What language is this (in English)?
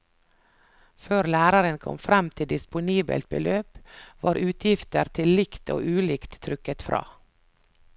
Norwegian